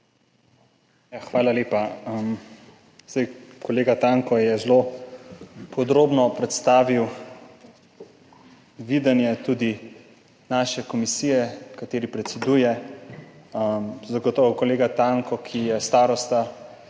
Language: Slovenian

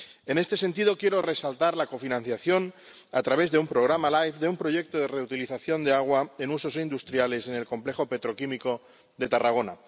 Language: Spanish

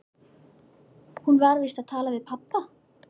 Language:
Icelandic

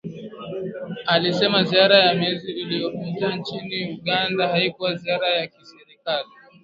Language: Swahili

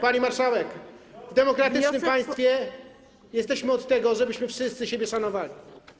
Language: Polish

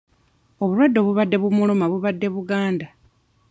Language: Ganda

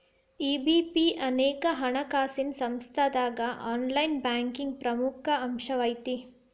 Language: Kannada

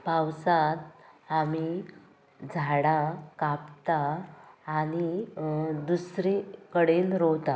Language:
Konkani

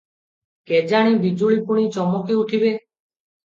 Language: Odia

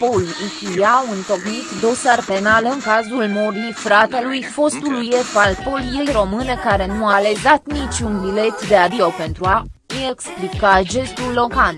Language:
Romanian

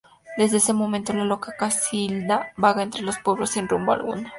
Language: Spanish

